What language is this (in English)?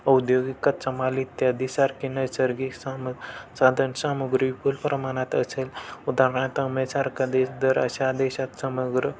Marathi